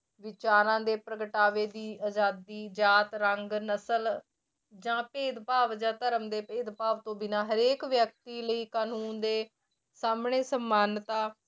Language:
Punjabi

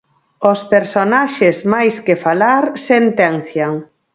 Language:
Galician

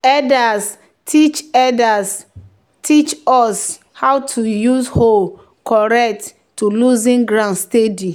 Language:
Nigerian Pidgin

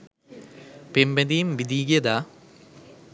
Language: Sinhala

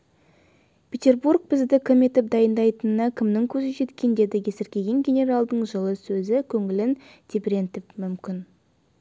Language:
Kazakh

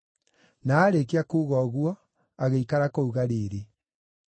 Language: Kikuyu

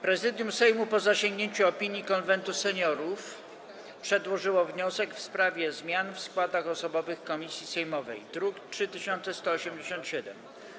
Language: Polish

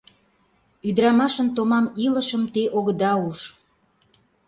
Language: Mari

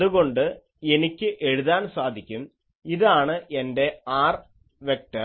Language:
Malayalam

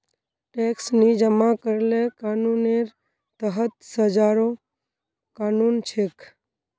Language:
Magahi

